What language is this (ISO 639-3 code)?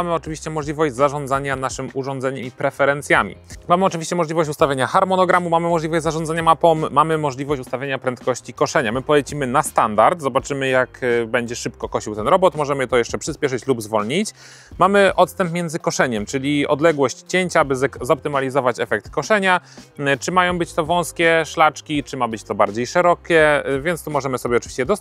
pol